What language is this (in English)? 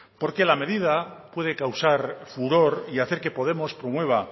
Spanish